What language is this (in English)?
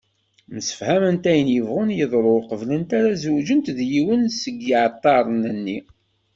Kabyle